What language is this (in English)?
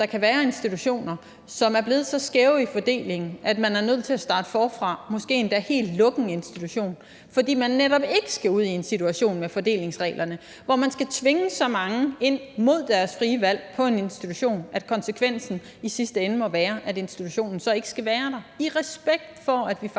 Danish